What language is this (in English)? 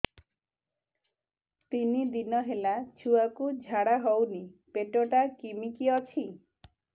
Odia